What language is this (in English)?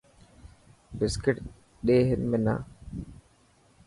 Dhatki